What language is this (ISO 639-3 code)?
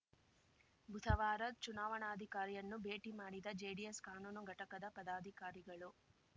kan